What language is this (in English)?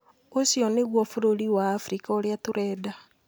Kikuyu